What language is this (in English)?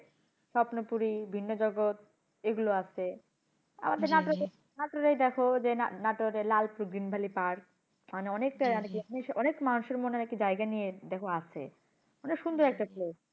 Bangla